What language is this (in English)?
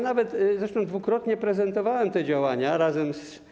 Polish